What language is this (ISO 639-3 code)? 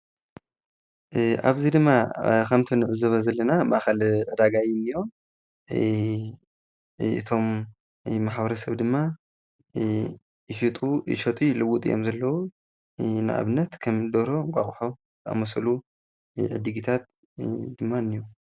tir